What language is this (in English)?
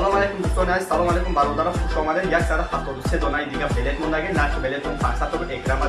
Indonesian